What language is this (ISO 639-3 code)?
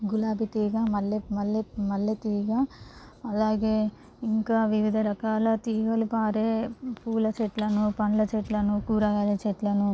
tel